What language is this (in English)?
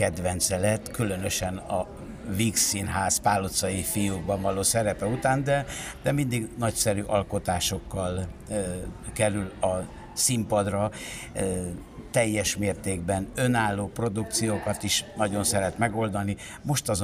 Hungarian